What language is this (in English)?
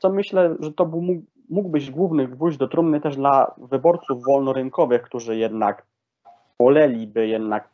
Polish